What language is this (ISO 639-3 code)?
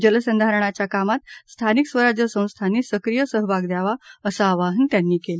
mar